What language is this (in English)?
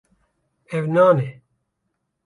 Kurdish